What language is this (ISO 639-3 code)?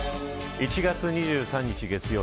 jpn